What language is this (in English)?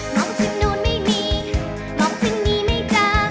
Thai